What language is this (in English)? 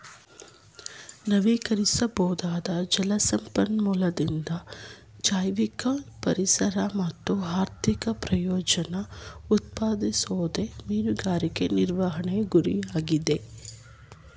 Kannada